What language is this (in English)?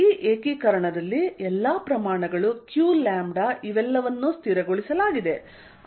Kannada